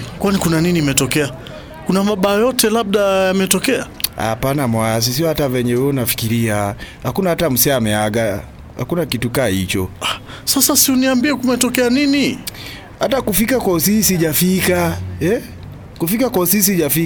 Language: Swahili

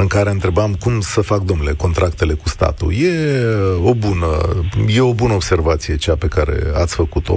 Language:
Romanian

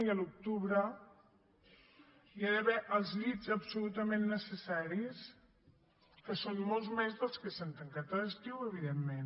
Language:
Catalan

